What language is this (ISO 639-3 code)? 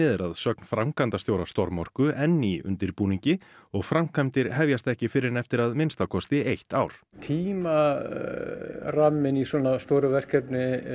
isl